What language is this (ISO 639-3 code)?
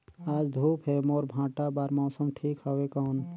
hne